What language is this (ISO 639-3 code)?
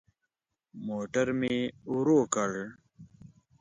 pus